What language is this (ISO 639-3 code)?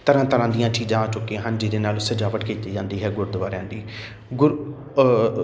pan